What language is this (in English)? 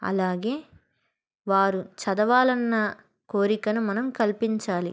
Telugu